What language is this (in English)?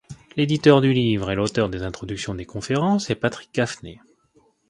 French